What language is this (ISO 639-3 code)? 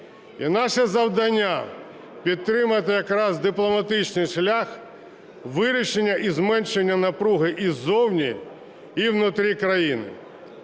ukr